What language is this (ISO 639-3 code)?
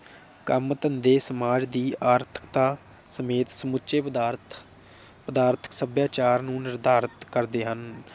pan